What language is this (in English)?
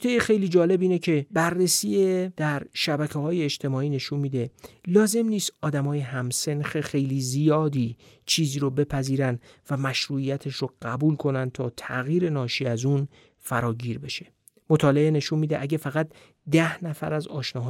Persian